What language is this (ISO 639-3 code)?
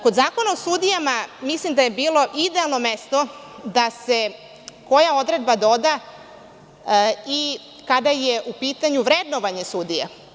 srp